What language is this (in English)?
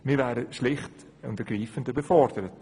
Swiss German